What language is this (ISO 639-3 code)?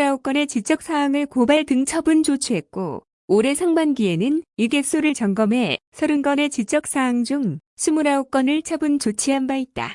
kor